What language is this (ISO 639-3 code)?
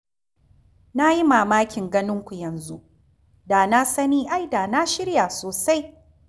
hau